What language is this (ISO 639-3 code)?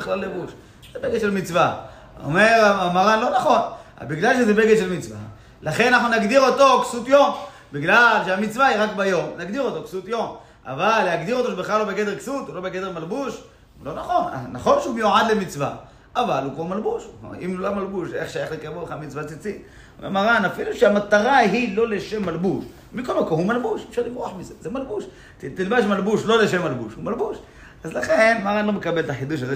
heb